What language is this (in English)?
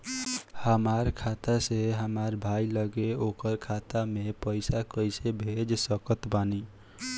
Bhojpuri